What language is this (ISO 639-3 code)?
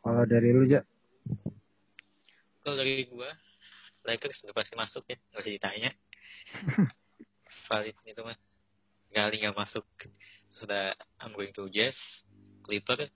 ind